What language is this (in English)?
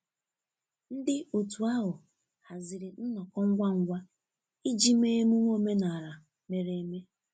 Igbo